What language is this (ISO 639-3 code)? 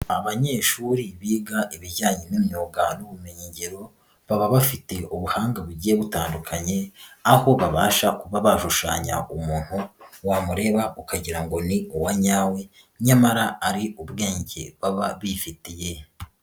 kin